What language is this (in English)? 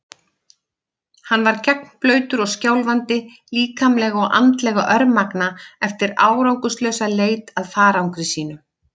Icelandic